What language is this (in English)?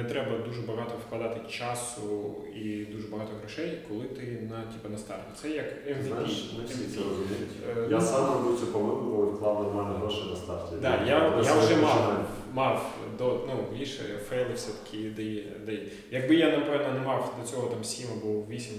Ukrainian